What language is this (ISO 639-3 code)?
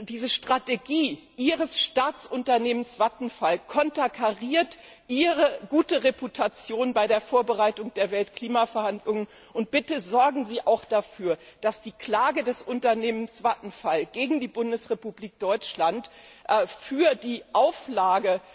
deu